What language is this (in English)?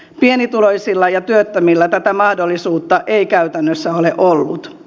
Finnish